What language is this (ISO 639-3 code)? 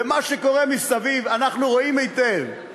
heb